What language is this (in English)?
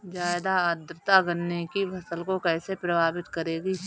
Hindi